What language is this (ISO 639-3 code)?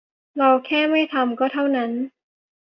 tha